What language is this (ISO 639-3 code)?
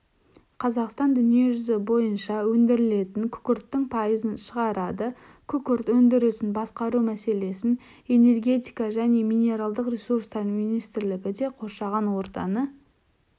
kaz